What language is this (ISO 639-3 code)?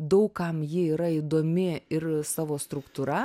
lit